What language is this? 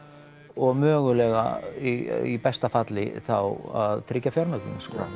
Icelandic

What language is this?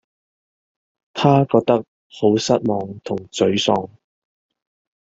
Cantonese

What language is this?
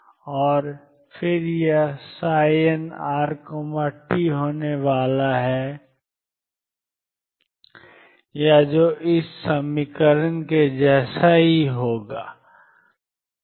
Hindi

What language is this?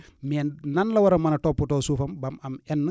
Wolof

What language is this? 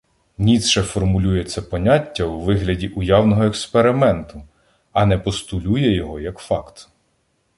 Ukrainian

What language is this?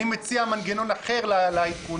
Hebrew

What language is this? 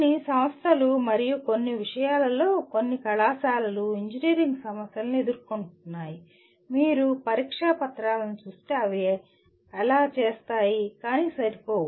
Telugu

